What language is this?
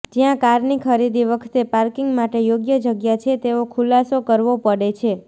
Gujarati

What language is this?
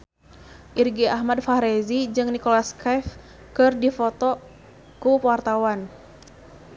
Sundanese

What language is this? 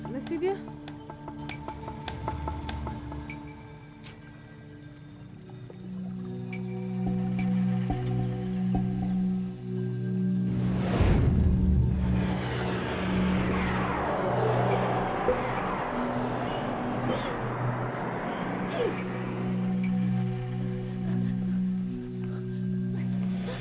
Indonesian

